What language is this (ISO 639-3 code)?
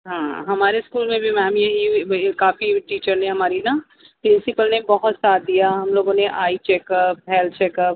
urd